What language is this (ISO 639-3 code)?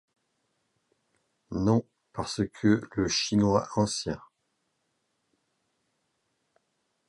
fra